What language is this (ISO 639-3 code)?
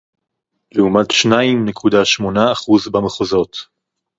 heb